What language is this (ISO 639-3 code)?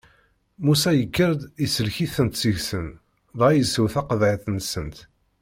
kab